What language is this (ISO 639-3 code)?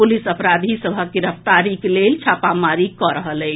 mai